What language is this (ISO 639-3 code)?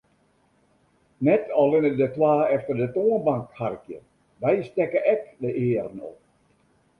fry